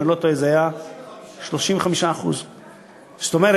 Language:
Hebrew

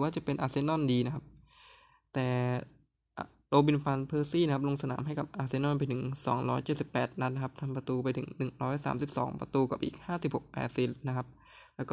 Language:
Thai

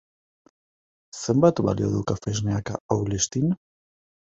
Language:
Basque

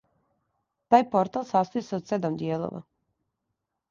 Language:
Serbian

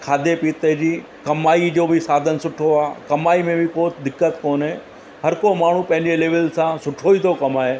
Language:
Sindhi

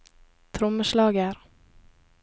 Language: Norwegian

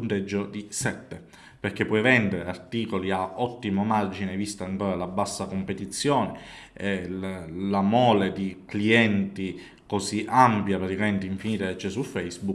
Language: Italian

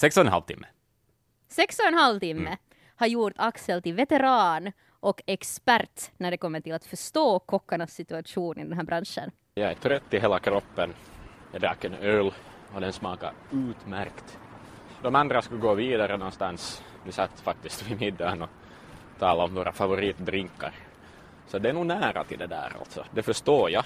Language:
Swedish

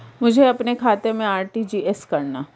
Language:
Hindi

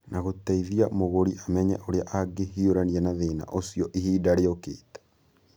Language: Kikuyu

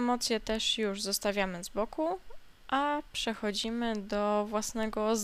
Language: Polish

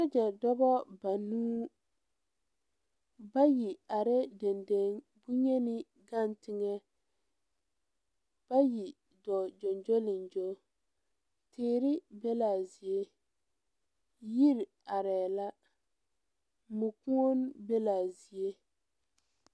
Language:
Southern Dagaare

